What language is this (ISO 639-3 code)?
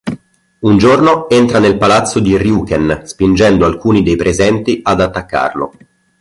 ita